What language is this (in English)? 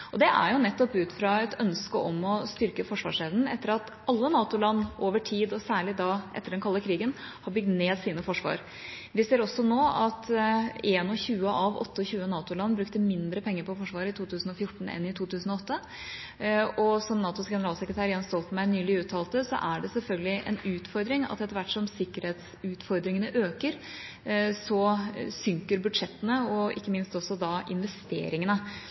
Norwegian Bokmål